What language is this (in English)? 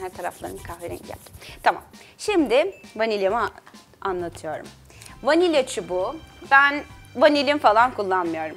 Turkish